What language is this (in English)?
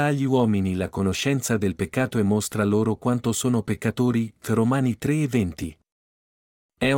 Italian